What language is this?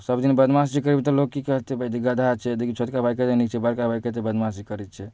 Maithili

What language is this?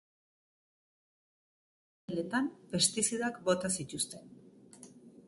Basque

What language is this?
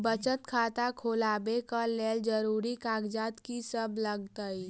Maithili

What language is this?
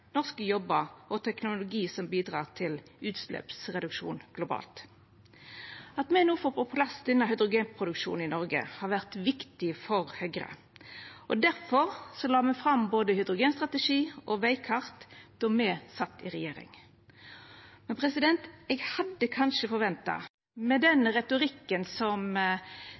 Norwegian Nynorsk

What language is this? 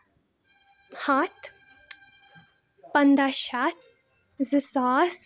Kashmiri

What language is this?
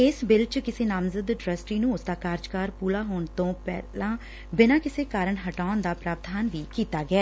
Punjabi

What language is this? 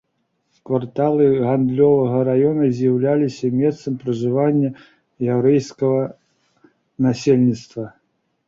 Belarusian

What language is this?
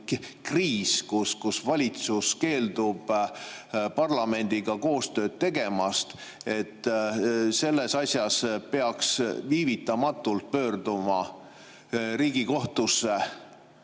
Estonian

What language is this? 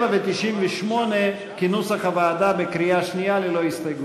Hebrew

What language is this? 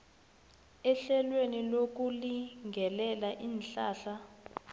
South Ndebele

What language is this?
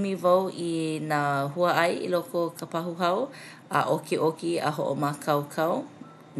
Hawaiian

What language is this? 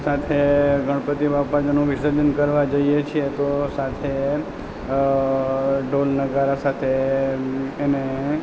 Gujarati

